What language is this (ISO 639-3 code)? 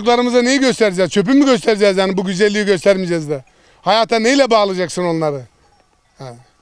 tur